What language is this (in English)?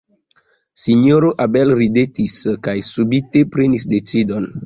Esperanto